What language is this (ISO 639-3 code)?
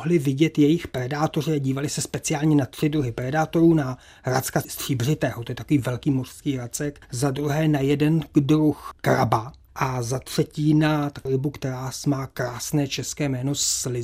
ces